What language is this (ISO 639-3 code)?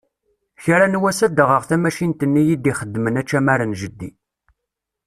kab